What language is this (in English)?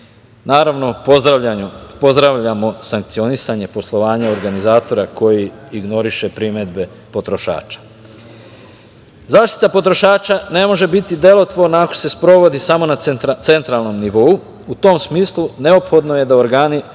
Serbian